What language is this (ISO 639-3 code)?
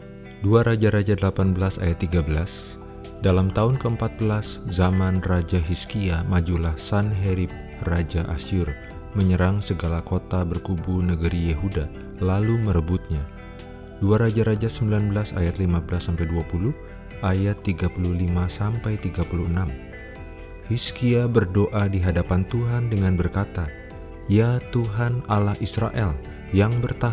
ind